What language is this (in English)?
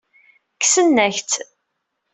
Kabyle